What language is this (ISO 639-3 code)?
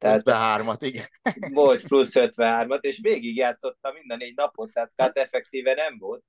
hun